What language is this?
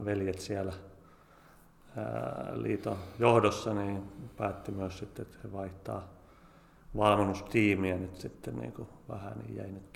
Finnish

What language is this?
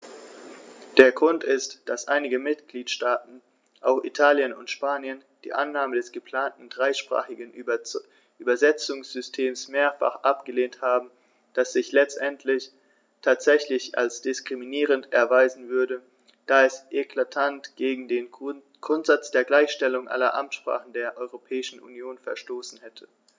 German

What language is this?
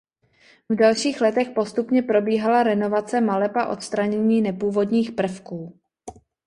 Czech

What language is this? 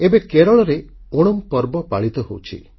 Odia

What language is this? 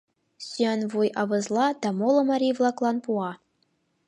Mari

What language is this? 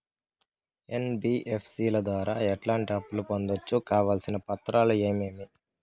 Telugu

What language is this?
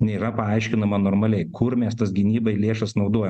Lithuanian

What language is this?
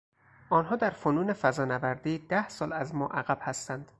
Persian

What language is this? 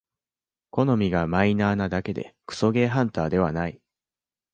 Japanese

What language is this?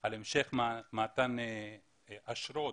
Hebrew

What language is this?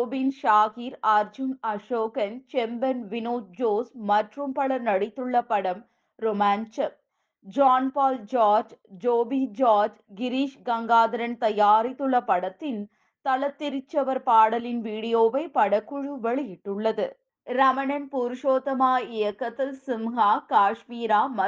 Tamil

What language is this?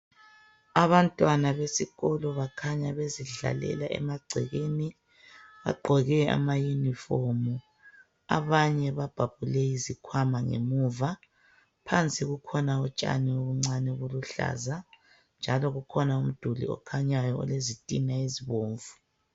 North Ndebele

